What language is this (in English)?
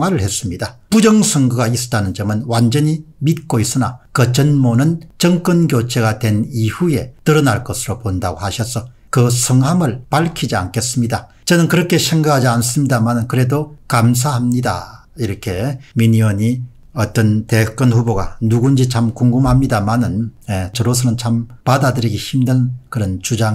Korean